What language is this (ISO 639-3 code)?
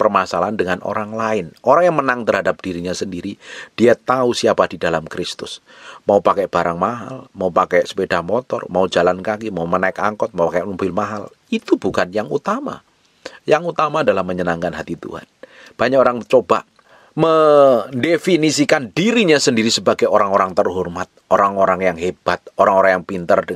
ind